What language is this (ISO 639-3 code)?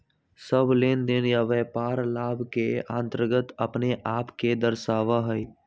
mag